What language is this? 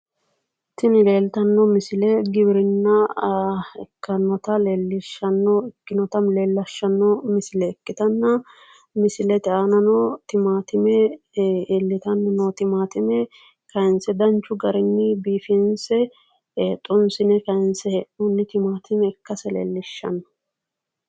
Sidamo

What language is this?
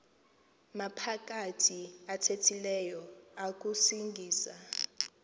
Xhosa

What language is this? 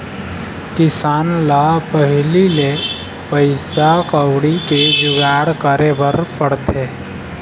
Chhattisgarhi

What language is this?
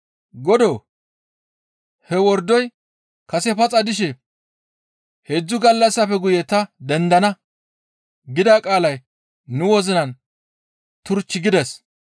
Gamo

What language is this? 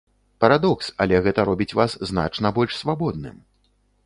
Belarusian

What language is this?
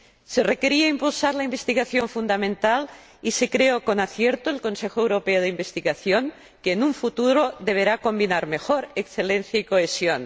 Spanish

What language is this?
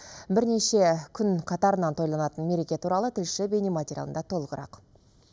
Kazakh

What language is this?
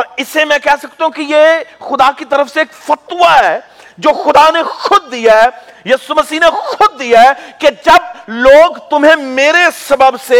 Urdu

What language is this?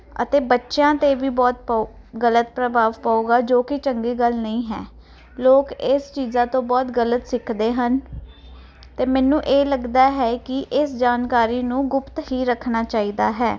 Punjabi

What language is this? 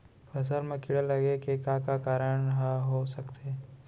Chhattisgarhi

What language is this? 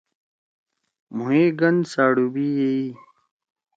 Torwali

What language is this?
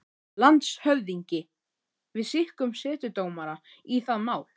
Icelandic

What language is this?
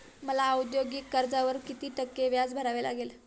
Marathi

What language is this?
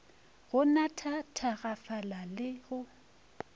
Northern Sotho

